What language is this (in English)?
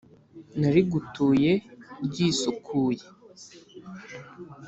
Kinyarwanda